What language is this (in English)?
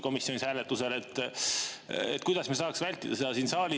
Estonian